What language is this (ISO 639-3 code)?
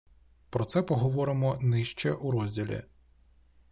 ukr